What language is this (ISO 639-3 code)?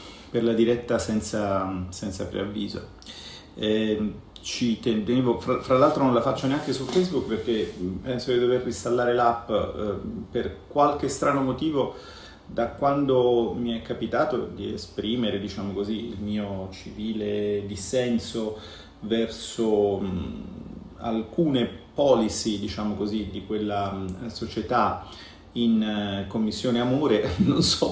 ita